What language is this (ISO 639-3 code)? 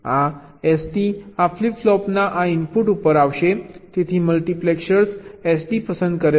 guj